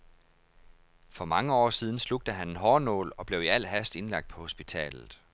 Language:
Danish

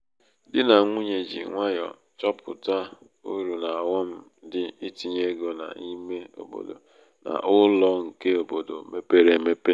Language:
Igbo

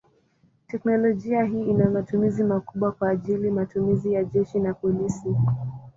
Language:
Swahili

